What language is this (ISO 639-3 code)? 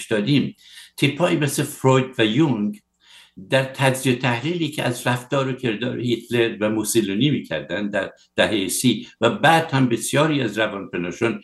fas